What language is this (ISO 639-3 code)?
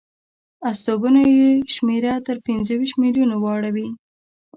pus